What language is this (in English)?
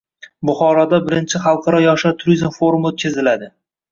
Uzbek